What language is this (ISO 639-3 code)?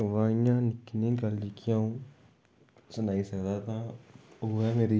doi